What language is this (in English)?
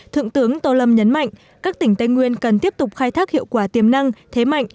Vietnamese